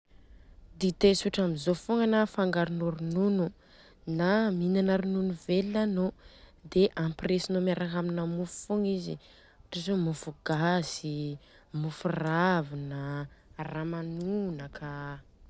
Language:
Southern Betsimisaraka Malagasy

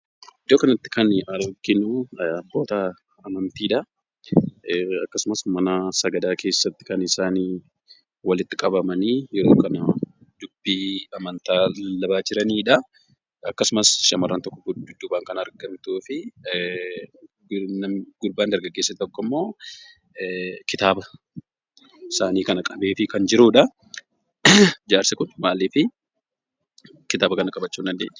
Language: Oromo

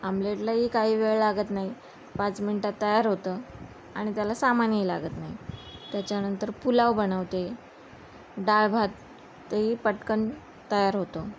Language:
Marathi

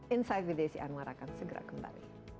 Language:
Indonesian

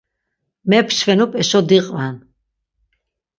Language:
Laz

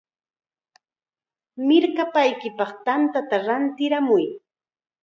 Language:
Chiquián Ancash Quechua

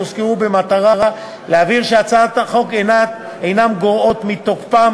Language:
Hebrew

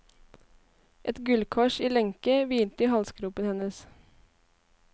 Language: Norwegian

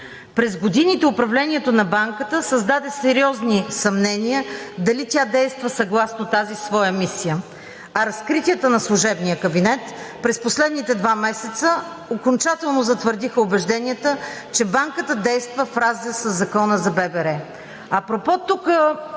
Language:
Bulgarian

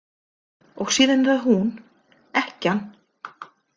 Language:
Icelandic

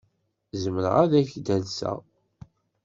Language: Kabyle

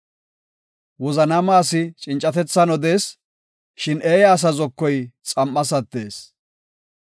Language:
Gofa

